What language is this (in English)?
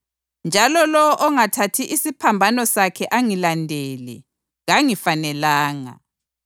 North Ndebele